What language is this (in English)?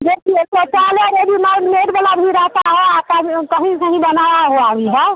Hindi